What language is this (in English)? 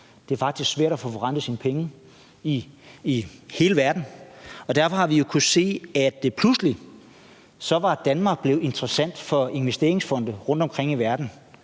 Danish